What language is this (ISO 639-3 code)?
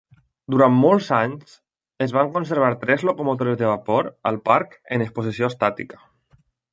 cat